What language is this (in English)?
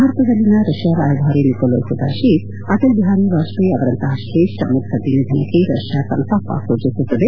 Kannada